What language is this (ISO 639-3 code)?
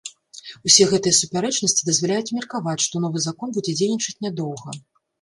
bel